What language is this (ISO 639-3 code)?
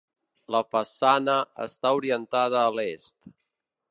cat